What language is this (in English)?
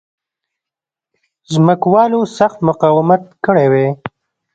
Pashto